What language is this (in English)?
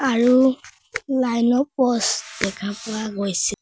Assamese